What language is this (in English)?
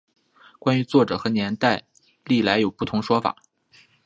Chinese